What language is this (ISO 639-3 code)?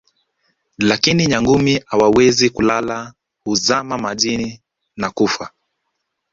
swa